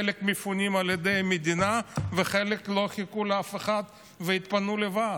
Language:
Hebrew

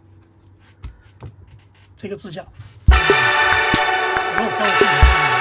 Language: Chinese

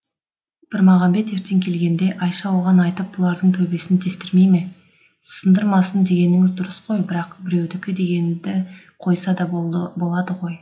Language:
Kazakh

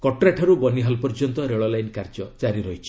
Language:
Odia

